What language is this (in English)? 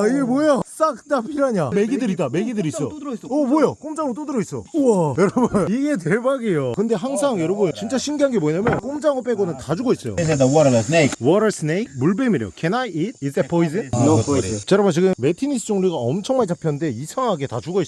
Korean